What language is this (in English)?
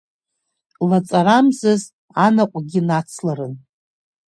Abkhazian